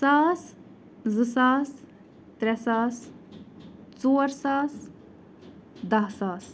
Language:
Kashmiri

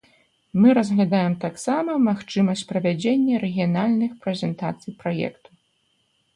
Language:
Belarusian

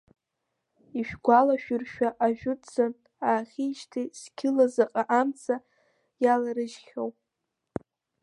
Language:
Abkhazian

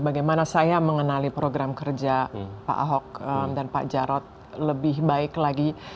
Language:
Indonesian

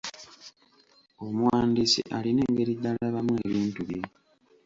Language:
Ganda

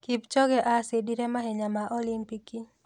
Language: Kikuyu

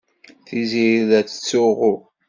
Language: Kabyle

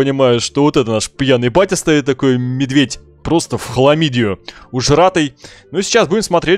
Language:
Russian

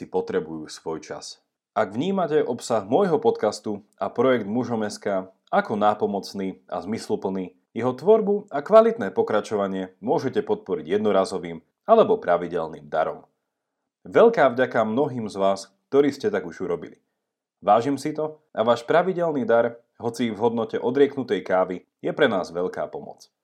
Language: Slovak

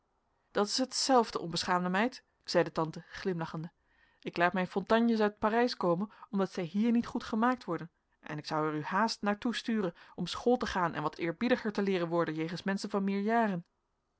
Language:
Dutch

